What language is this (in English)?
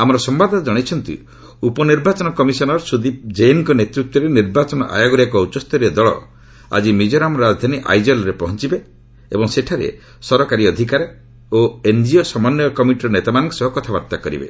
Odia